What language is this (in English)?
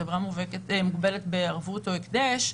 Hebrew